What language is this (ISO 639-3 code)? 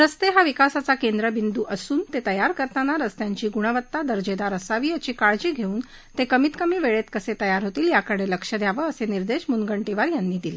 mar